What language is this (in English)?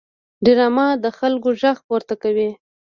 Pashto